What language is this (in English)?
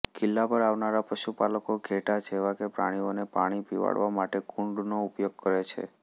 Gujarati